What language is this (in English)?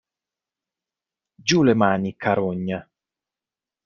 Italian